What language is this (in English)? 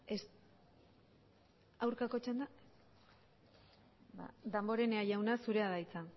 Basque